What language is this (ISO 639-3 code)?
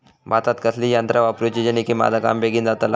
mar